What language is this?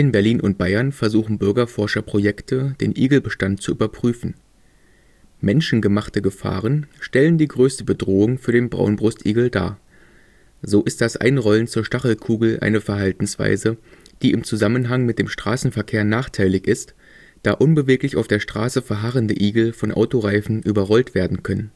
German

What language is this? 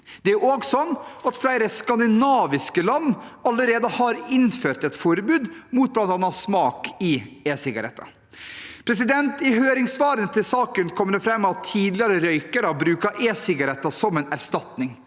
Norwegian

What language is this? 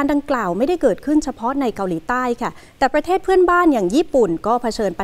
Thai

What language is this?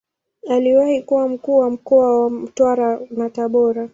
Swahili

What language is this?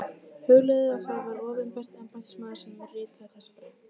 Icelandic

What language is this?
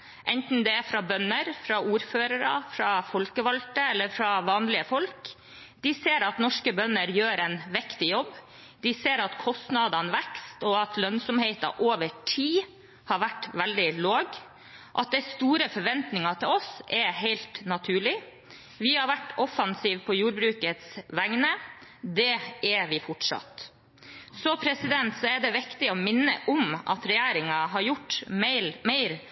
Norwegian Bokmål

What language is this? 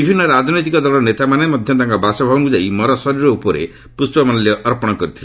Odia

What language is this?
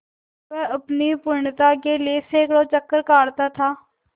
Hindi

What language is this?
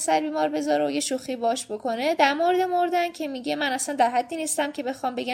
Persian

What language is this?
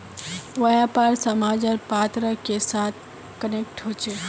Magahi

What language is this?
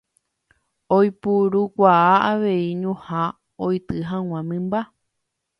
Guarani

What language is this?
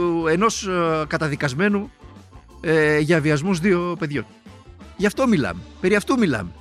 Greek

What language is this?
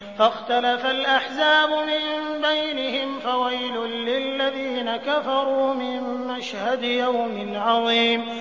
Arabic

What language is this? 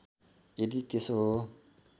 Nepali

